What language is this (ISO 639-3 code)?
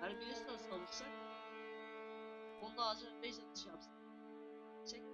tur